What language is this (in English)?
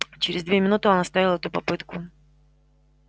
Russian